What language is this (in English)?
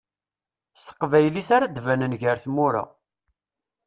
Kabyle